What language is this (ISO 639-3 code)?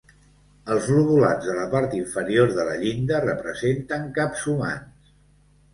cat